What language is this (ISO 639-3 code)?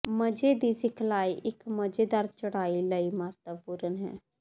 pan